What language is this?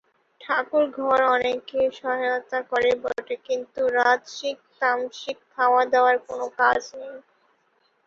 Bangla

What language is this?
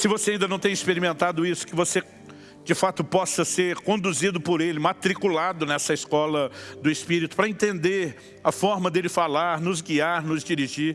Portuguese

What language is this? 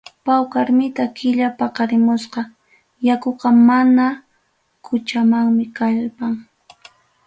Ayacucho Quechua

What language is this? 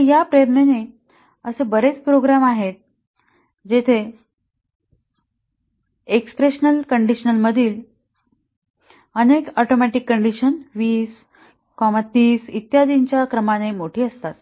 Marathi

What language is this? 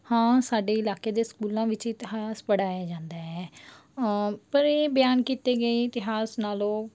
Punjabi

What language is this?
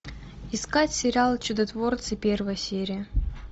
Russian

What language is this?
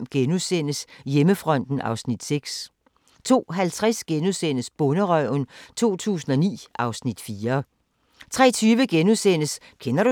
Danish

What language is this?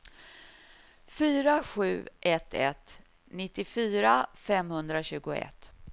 Swedish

